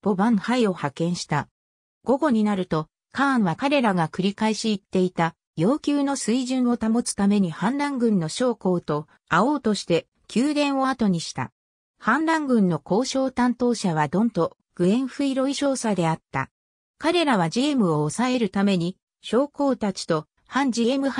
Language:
Japanese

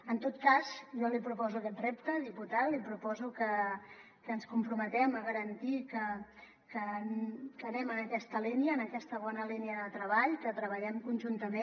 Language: Catalan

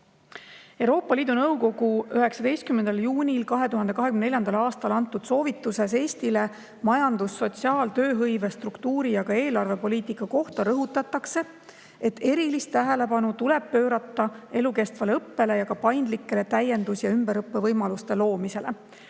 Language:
Estonian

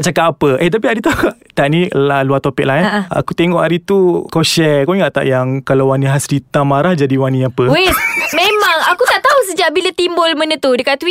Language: Malay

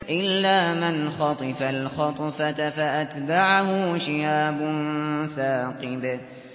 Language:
Arabic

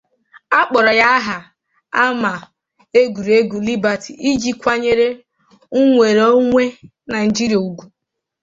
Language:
Igbo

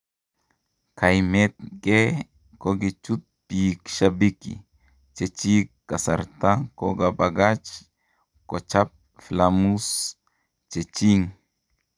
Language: Kalenjin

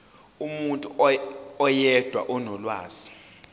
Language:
Zulu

